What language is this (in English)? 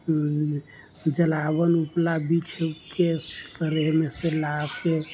Maithili